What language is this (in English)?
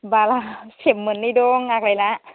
Bodo